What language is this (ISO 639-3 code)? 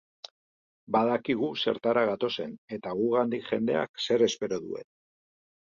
eus